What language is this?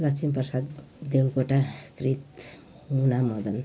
Nepali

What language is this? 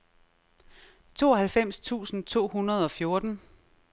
Danish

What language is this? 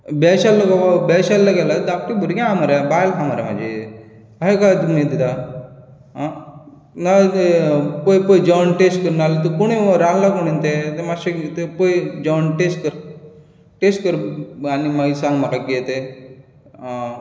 Konkani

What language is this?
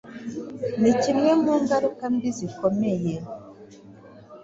Kinyarwanda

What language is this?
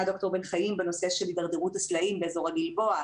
Hebrew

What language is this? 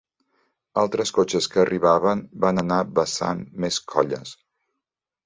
Catalan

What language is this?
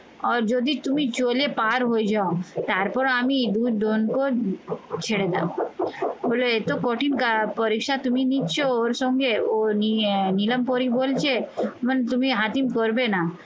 Bangla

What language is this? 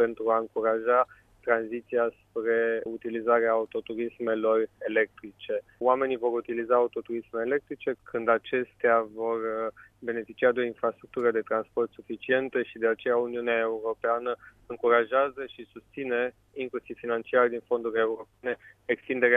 Romanian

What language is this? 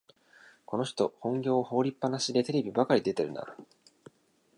Japanese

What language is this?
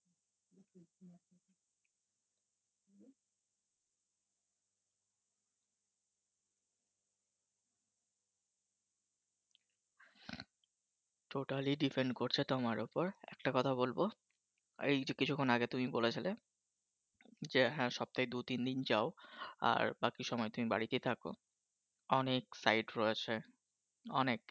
Bangla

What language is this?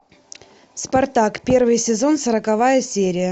Russian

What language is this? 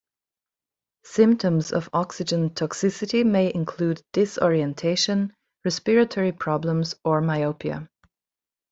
English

